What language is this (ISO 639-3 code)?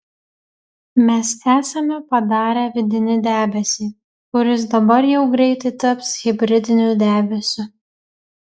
lit